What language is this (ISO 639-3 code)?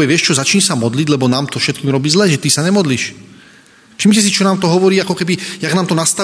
slk